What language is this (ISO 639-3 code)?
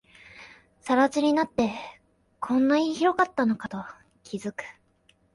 jpn